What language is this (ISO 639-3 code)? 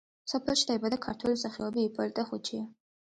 kat